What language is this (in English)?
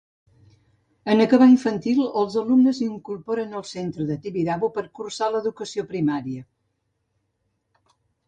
Catalan